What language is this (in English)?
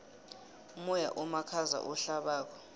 South Ndebele